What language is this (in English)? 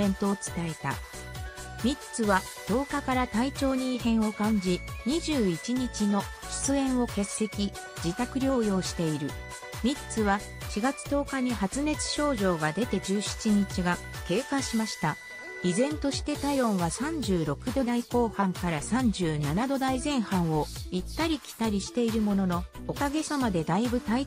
Japanese